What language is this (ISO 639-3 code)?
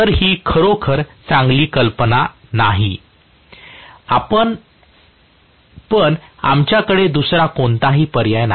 mar